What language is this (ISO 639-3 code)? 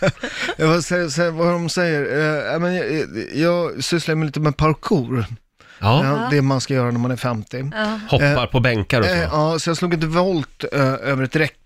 swe